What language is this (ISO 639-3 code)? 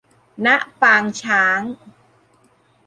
tha